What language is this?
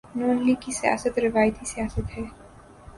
Urdu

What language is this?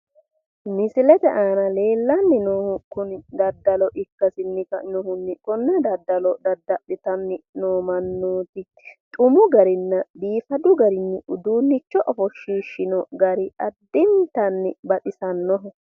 Sidamo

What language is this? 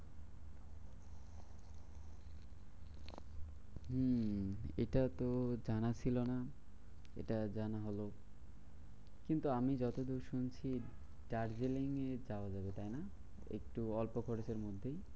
Bangla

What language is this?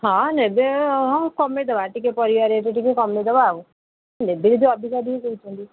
Odia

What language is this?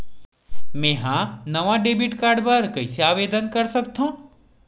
Chhattisgarhi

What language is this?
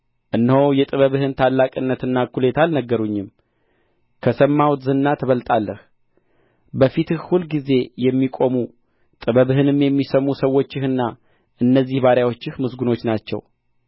Amharic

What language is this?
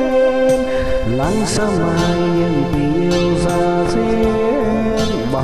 Vietnamese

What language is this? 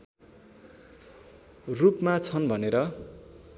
Nepali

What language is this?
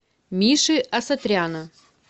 Russian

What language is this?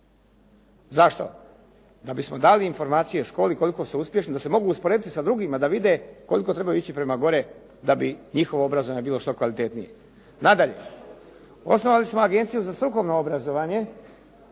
Croatian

